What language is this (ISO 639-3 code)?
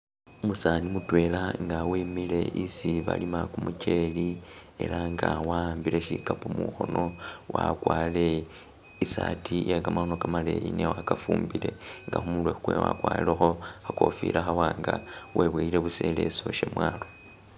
myx